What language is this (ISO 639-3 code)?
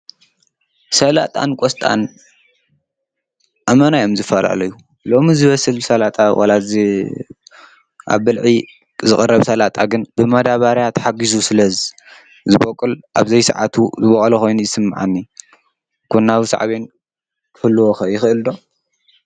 tir